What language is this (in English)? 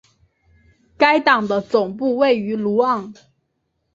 Chinese